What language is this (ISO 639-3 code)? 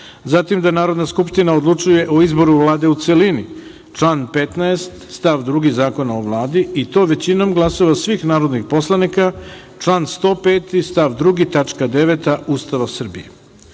srp